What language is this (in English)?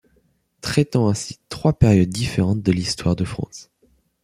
French